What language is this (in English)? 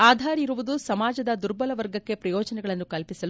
Kannada